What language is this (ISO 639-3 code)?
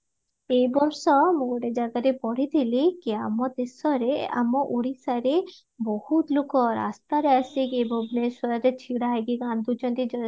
ori